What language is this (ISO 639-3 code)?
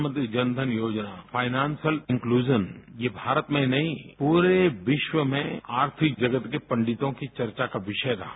hin